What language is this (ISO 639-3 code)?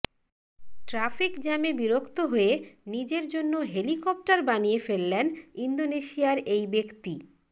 ben